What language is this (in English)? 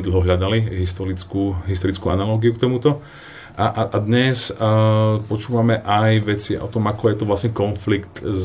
Slovak